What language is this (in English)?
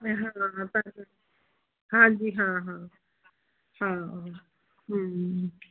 Punjabi